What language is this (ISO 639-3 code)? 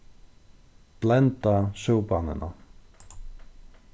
fao